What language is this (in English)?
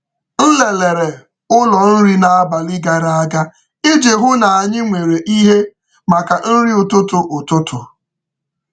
Igbo